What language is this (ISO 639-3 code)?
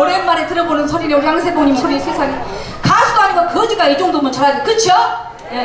kor